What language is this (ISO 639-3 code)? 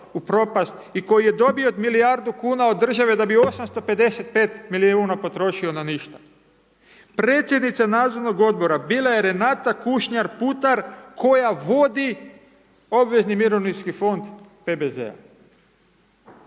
hrv